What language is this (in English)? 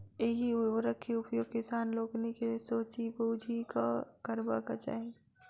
Maithili